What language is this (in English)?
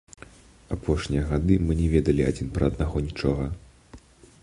Belarusian